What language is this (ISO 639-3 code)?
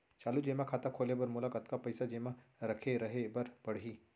hne